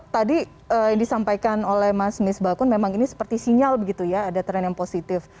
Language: Indonesian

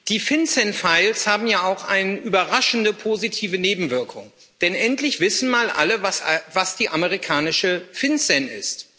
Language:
German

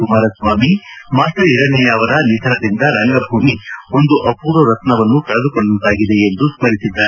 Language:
Kannada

